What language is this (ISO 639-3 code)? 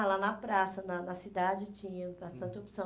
por